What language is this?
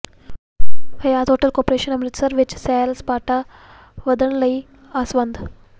Punjabi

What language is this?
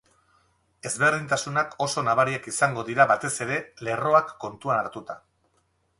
Basque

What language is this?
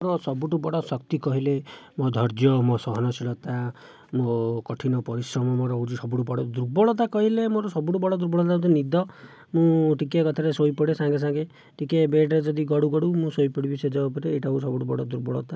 Odia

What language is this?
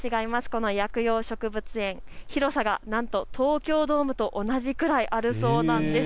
Japanese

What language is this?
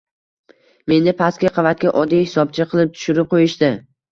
Uzbek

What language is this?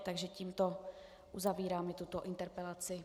Czech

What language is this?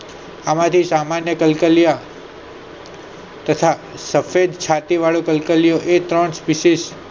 Gujarati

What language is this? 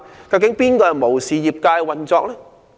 Cantonese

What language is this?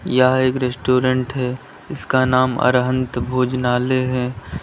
Hindi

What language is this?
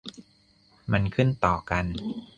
Thai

